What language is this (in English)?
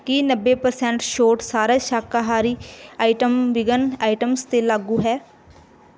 Punjabi